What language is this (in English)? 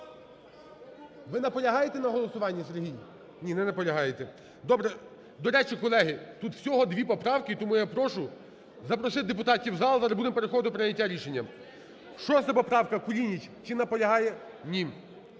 Ukrainian